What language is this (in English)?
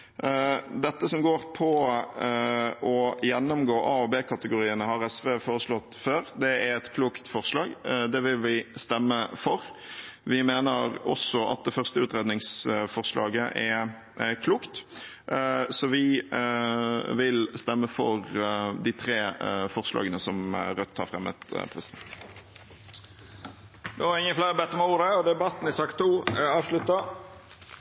Norwegian